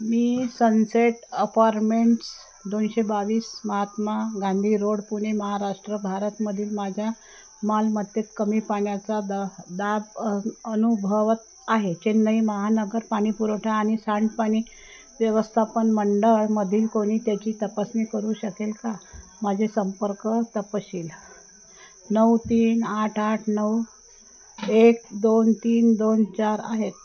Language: Marathi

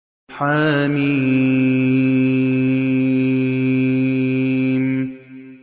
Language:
Arabic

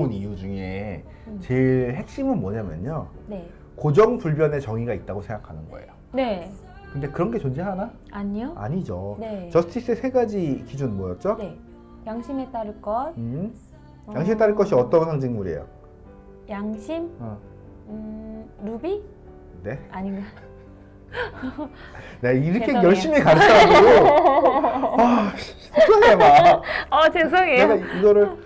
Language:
Korean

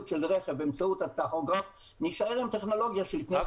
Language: Hebrew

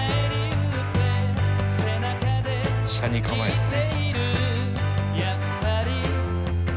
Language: Japanese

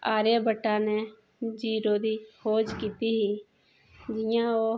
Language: Dogri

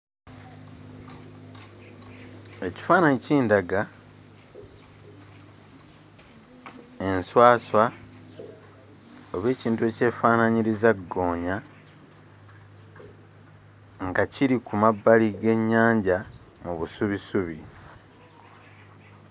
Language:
Ganda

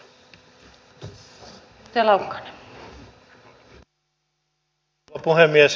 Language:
Finnish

